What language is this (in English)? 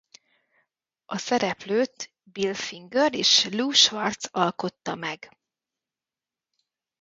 Hungarian